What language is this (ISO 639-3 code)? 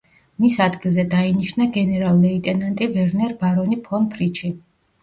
kat